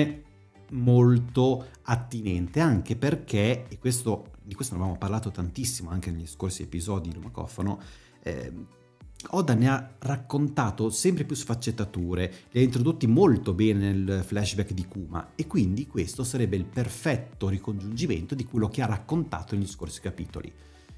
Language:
Italian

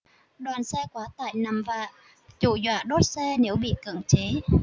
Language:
Vietnamese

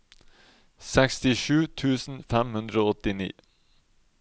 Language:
Norwegian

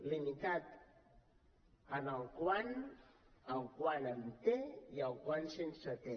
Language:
Catalan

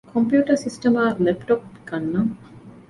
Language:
Divehi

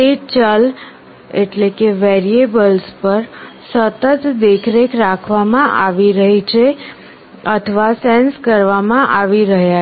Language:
Gujarati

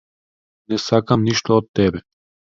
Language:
Macedonian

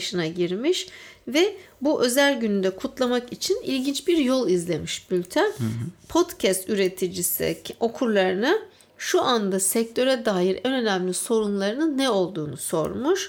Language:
Turkish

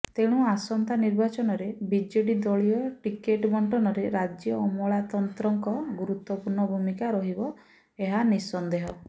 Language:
Odia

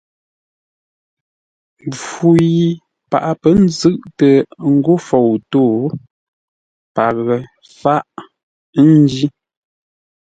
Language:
Ngombale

